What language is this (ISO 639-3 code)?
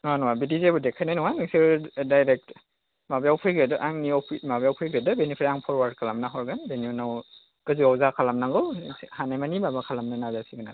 brx